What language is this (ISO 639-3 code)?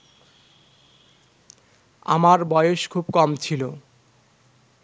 ben